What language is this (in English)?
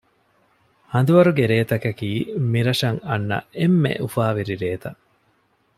Divehi